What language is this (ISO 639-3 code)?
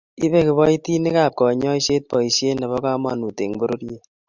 kln